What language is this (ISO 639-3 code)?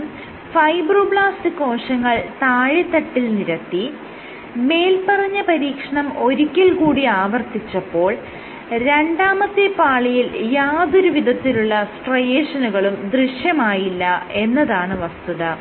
mal